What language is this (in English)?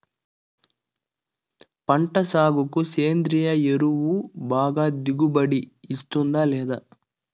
Telugu